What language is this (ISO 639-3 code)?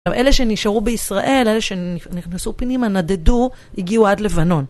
heb